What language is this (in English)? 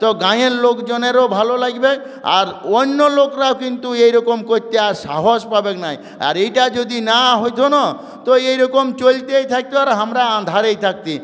Bangla